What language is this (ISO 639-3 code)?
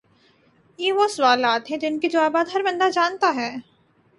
urd